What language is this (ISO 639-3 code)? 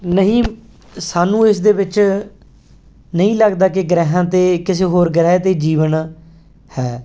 pan